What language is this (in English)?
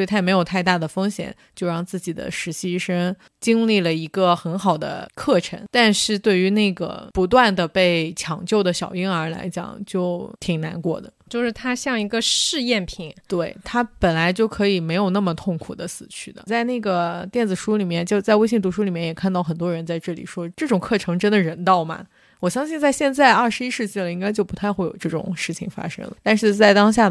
Chinese